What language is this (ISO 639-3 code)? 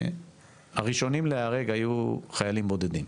heb